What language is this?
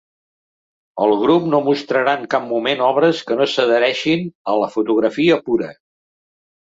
Catalan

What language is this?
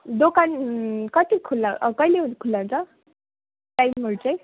Nepali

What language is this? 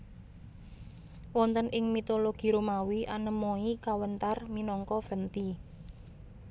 Javanese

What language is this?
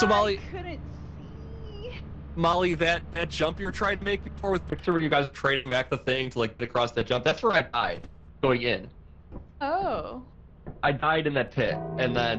English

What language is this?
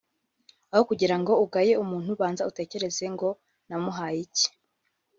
Kinyarwanda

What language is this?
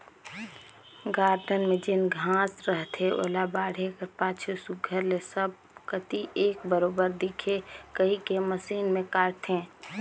Chhattisgarhi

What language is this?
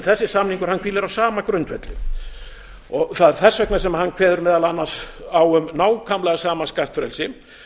Icelandic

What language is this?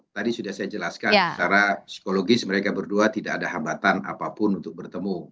Indonesian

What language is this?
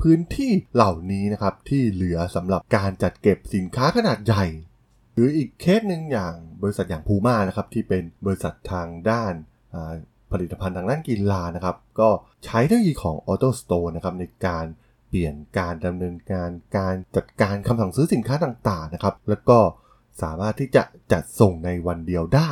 Thai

